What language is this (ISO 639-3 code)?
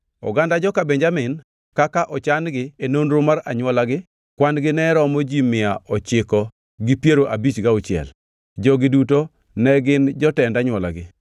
luo